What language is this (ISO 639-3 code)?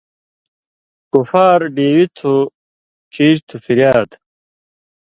mvy